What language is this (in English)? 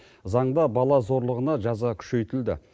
Kazakh